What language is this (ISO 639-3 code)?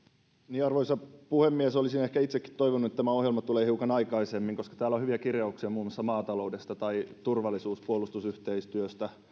fin